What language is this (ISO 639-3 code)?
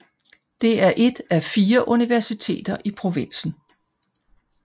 dan